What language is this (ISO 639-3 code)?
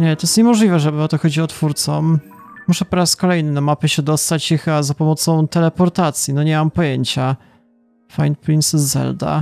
pol